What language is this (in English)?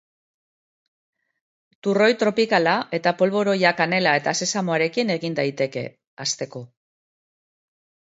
Basque